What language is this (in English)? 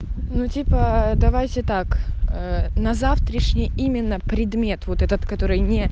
Russian